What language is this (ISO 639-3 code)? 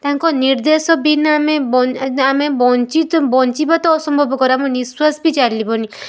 ori